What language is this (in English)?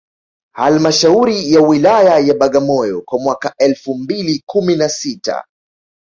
Swahili